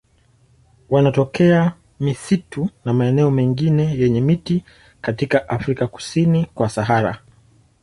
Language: Swahili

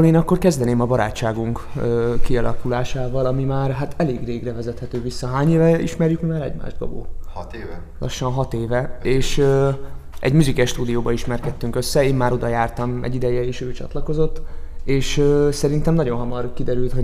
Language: Hungarian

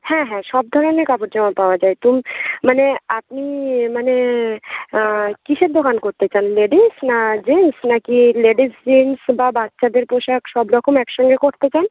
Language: Bangla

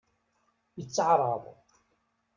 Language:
Kabyle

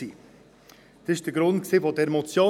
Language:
Swiss German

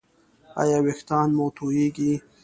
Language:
Pashto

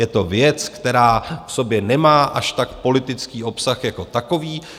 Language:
Czech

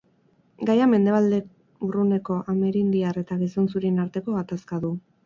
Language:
Basque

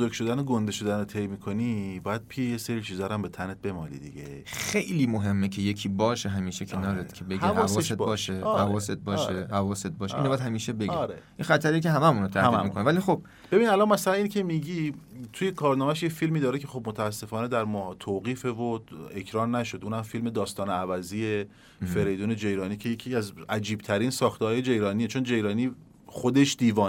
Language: Persian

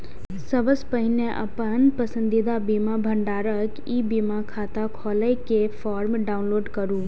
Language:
Maithili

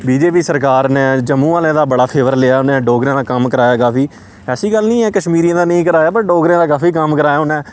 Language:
Dogri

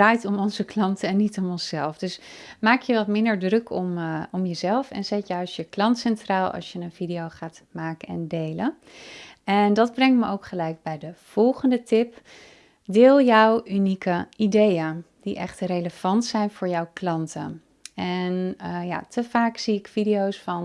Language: Dutch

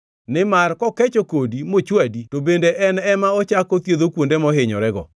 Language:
Luo (Kenya and Tanzania)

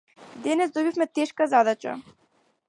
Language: Macedonian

